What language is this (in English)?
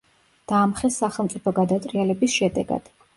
Georgian